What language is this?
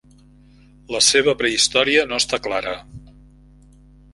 Catalan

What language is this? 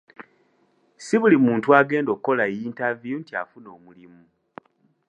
Ganda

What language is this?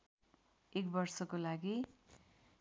Nepali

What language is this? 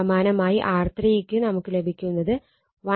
Malayalam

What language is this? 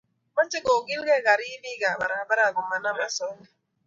Kalenjin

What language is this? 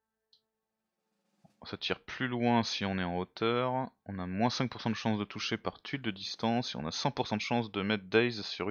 French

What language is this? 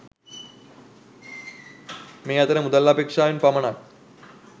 Sinhala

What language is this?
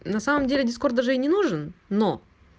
Russian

